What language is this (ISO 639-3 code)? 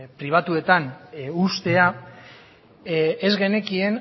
eus